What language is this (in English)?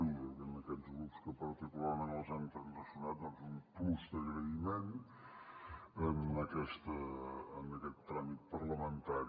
Catalan